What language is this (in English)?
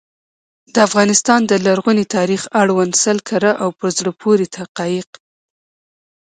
Pashto